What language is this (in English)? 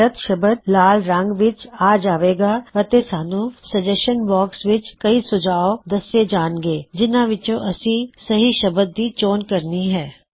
Punjabi